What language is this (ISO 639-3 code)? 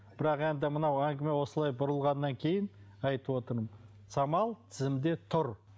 kaz